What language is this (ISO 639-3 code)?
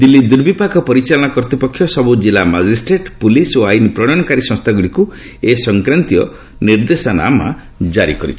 ori